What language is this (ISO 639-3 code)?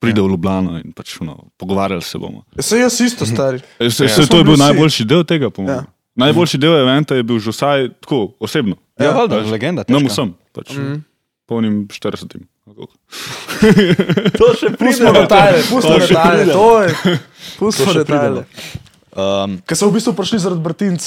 slk